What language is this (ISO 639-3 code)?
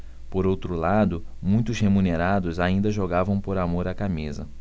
por